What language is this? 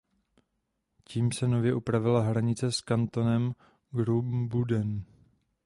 Czech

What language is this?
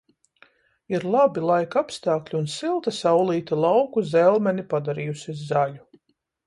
Latvian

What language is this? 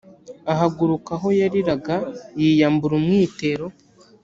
Kinyarwanda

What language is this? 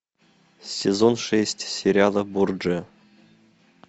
Russian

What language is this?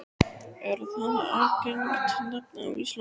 Icelandic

